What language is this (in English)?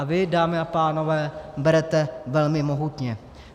Czech